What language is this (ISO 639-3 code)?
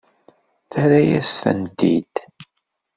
kab